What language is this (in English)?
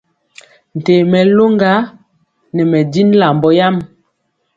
Mpiemo